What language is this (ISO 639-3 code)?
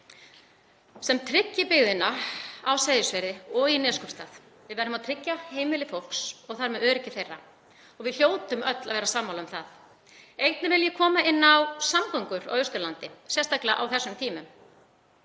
isl